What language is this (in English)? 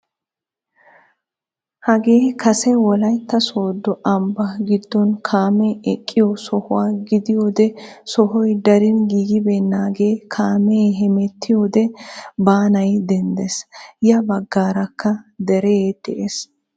Wolaytta